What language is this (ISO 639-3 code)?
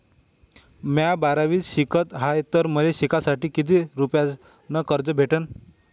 mar